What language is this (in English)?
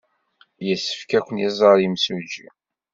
Kabyle